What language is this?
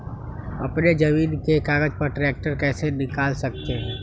Magahi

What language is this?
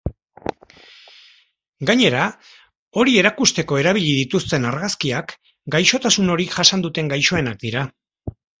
Basque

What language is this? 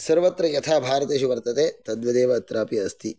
Sanskrit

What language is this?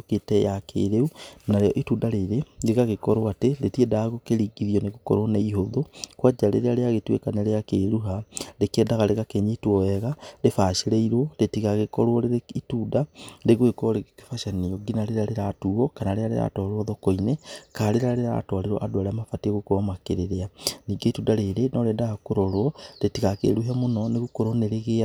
Kikuyu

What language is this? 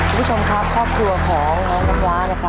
Thai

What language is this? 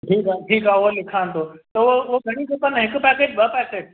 Sindhi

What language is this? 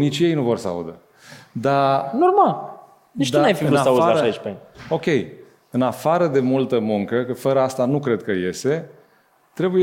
Romanian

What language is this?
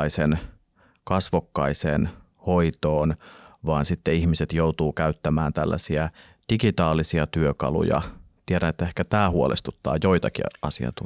Finnish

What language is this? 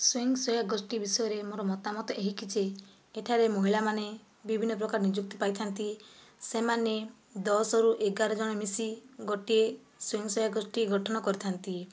Odia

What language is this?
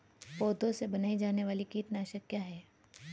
Hindi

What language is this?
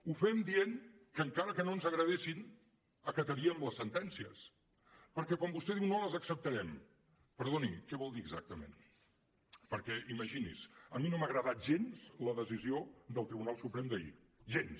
Catalan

